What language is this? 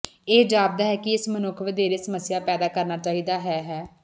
Punjabi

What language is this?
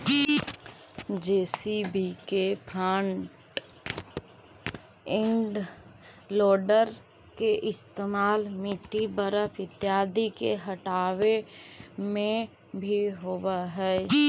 Magahi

